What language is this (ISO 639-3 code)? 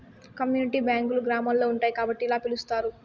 tel